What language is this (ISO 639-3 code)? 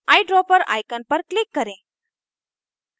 hin